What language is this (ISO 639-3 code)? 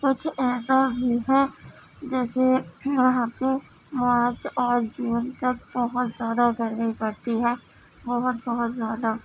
urd